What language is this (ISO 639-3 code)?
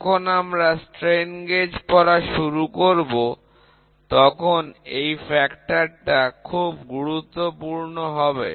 ben